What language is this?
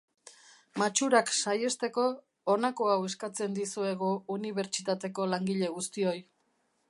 Basque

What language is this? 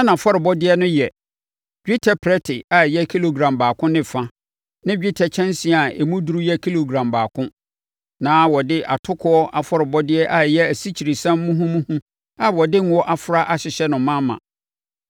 Akan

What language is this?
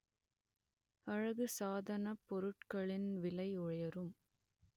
Tamil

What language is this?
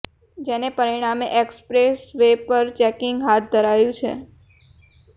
Gujarati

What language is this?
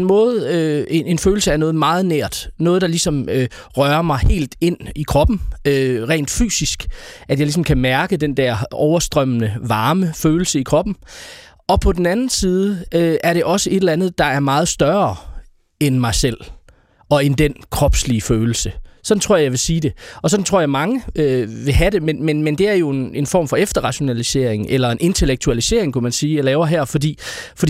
Danish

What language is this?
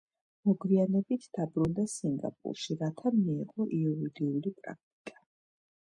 Georgian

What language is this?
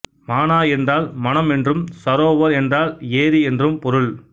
Tamil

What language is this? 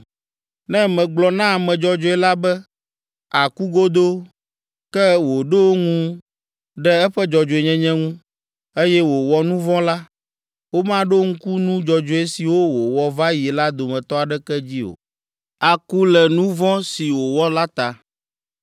Ewe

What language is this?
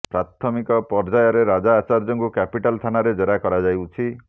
Odia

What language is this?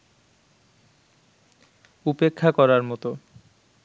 Bangla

